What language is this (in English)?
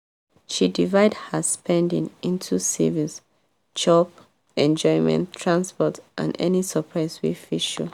Nigerian Pidgin